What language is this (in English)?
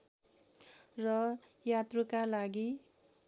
Nepali